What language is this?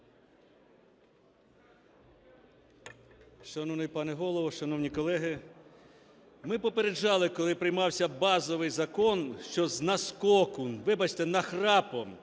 Ukrainian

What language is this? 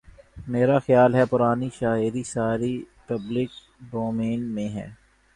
Urdu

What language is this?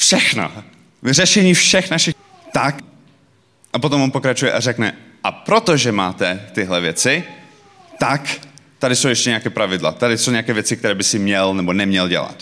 Czech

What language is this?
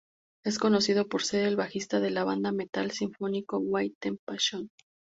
Spanish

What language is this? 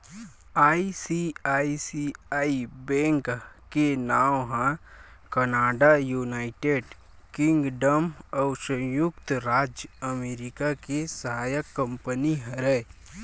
Chhattisgarhi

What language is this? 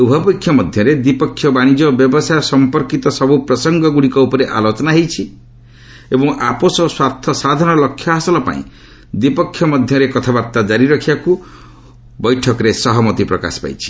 Odia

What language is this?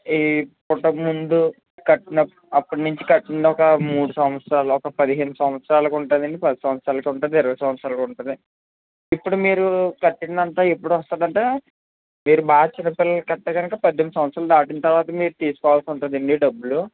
Telugu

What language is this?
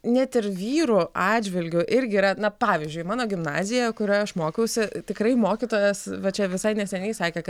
Lithuanian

